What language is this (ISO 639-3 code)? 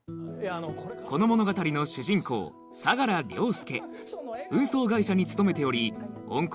jpn